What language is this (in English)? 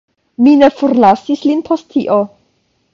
Esperanto